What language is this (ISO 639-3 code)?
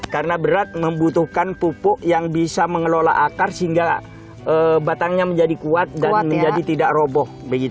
ind